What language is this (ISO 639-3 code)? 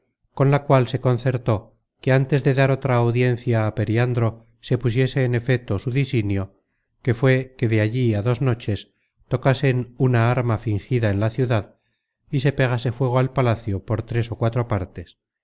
spa